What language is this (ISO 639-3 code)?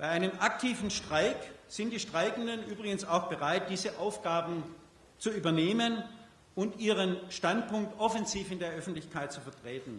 deu